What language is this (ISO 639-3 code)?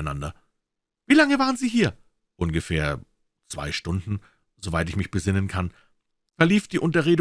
deu